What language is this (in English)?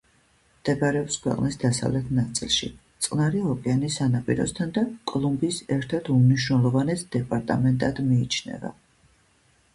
Georgian